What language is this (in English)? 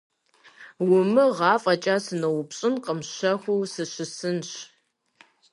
Kabardian